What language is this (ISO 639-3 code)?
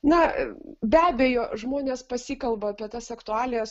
lit